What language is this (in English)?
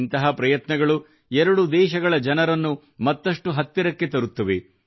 Kannada